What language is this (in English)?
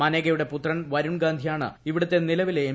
Malayalam